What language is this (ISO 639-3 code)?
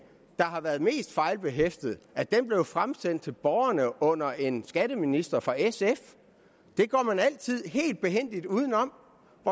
dan